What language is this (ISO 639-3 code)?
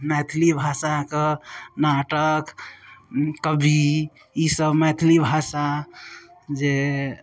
mai